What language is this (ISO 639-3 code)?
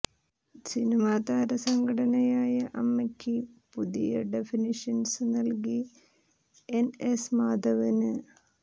mal